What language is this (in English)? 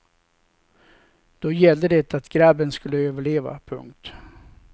Swedish